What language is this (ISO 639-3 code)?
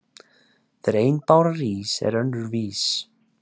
isl